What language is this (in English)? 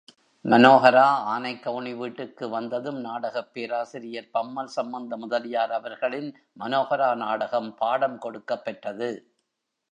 Tamil